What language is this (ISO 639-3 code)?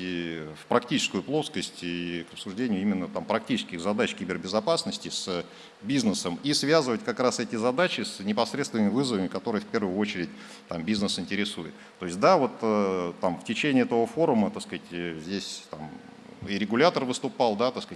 rus